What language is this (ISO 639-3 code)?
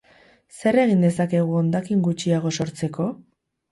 eus